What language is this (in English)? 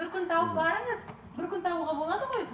Kazakh